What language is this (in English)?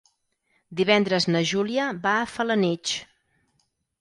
Catalan